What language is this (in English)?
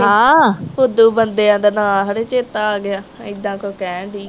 Punjabi